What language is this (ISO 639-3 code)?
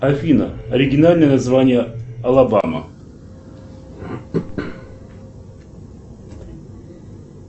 rus